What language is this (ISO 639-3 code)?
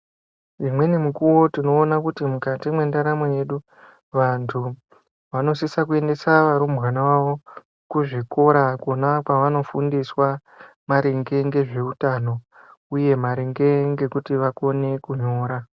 ndc